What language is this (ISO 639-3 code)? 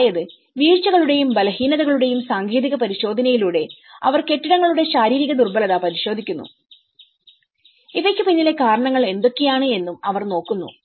mal